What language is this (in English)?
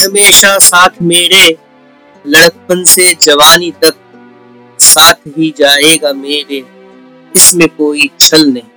Hindi